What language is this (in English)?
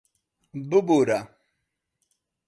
Central Kurdish